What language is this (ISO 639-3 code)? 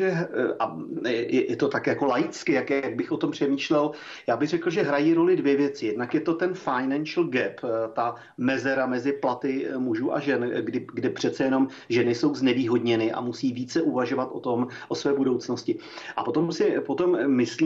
ces